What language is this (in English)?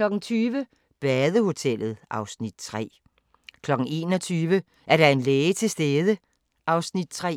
Danish